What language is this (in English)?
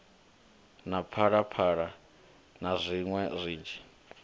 Venda